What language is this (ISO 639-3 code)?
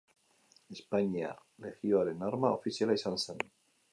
eus